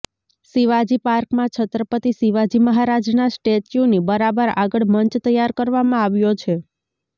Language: Gujarati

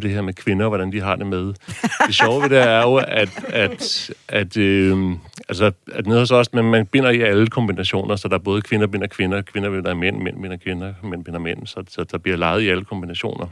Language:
Danish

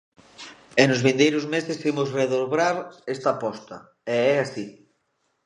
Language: Galician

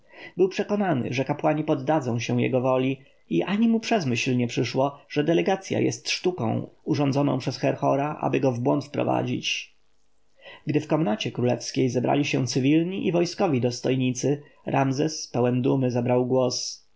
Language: Polish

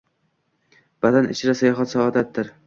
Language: Uzbek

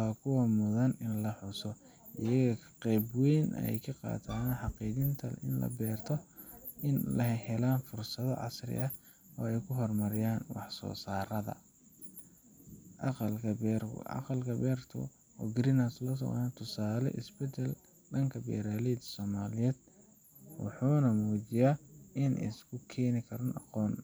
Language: Somali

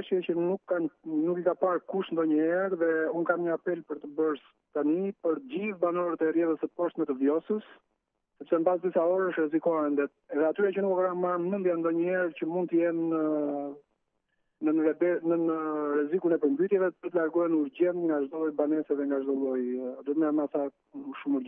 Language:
Romanian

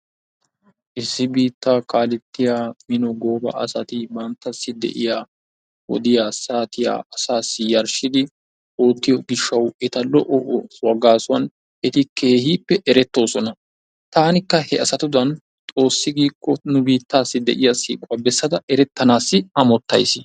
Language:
Wolaytta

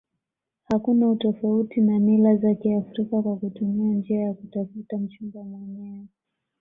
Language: Swahili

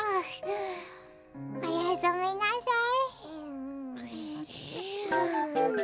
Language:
Japanese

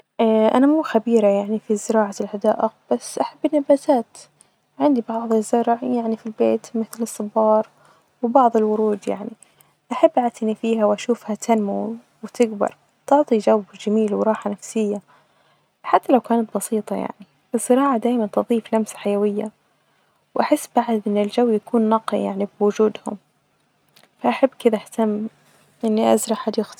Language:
Najdi Arabic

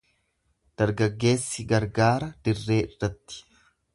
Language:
Oromo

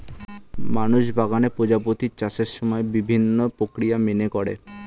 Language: Bangla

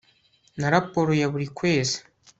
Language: Kinyarwanda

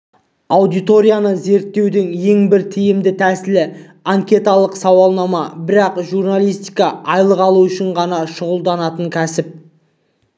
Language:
Kazakh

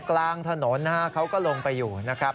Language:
Thai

